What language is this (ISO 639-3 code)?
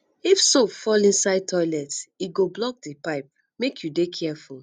pcm